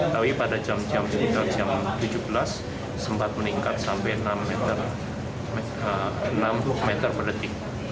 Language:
Indonesian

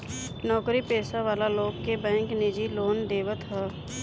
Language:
Bhojpuri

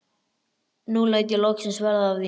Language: Icelandic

